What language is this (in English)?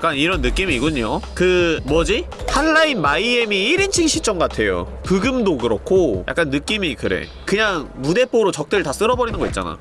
Korean